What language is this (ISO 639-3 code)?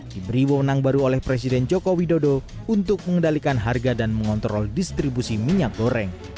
ind